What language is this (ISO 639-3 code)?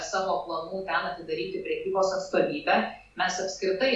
lit